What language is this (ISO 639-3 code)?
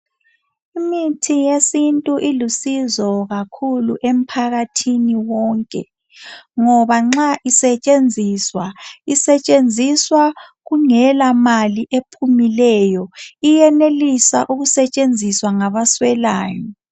nde